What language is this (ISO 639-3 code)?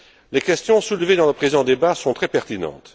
fra